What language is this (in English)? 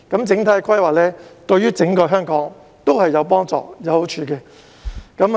Cantonese